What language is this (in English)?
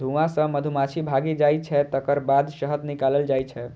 Maithili